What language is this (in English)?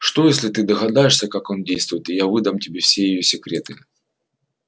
Russian